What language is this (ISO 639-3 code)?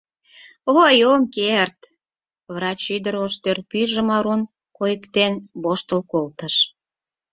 chm